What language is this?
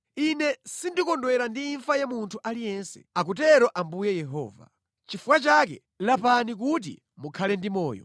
Nyanja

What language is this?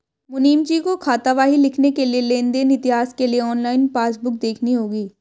Hindi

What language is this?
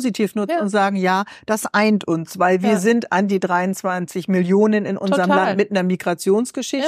German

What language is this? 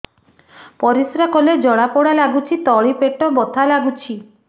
Odia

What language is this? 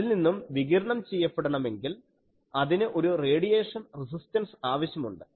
Malayalam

